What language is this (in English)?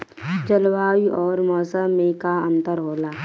Bhojpuri